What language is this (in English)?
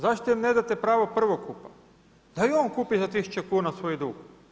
Croatian